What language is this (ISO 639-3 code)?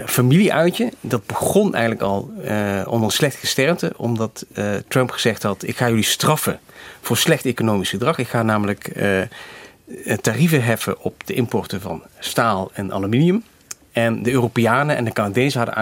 nld